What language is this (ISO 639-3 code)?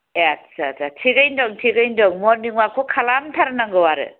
brx